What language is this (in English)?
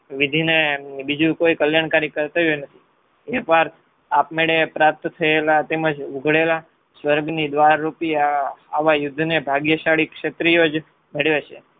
Gujarati